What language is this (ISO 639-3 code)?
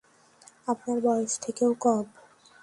ben